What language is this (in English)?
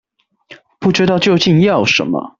Chinese